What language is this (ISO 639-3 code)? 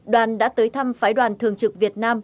vie